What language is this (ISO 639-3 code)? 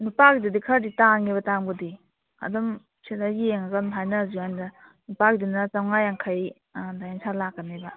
mni